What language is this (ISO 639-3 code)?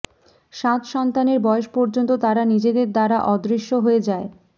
ben